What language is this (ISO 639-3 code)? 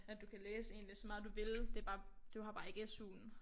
dan